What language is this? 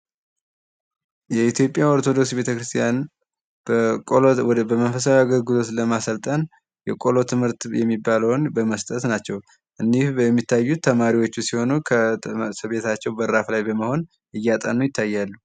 Amharic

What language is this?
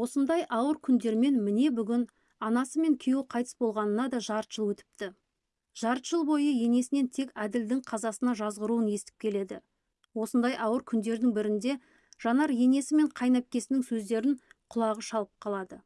Turkish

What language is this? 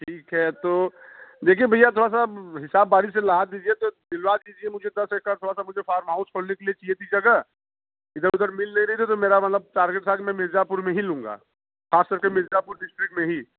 Hindi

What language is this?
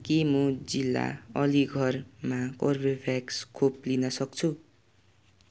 Nepali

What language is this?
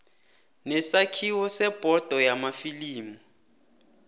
South Ndebele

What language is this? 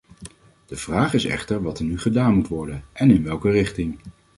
Dutch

